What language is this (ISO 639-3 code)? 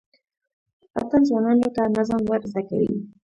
pus